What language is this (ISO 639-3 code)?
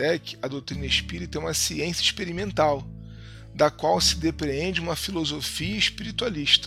por